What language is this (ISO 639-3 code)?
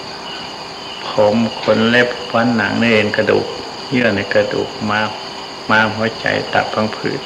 tha